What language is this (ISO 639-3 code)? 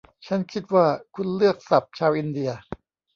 tha